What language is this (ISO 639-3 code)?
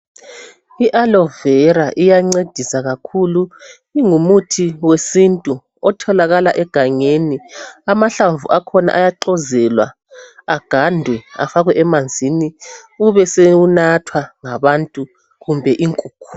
nde